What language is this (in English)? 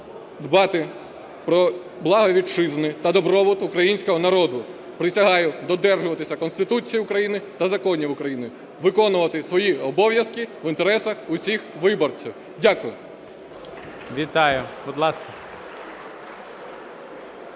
Ukrainian